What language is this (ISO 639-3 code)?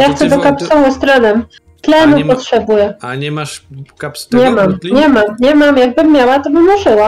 pol